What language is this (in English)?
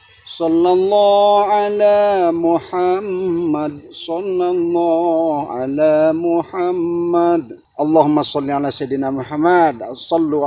Indonesian